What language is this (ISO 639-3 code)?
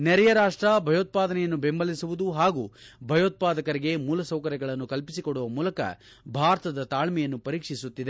kan